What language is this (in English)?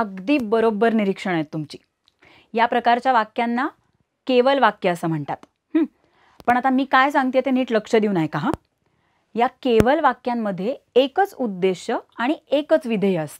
Hindi